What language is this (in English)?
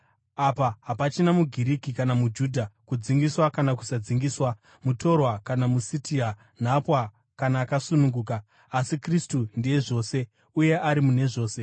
Shona